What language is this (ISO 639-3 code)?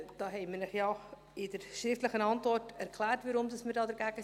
gsw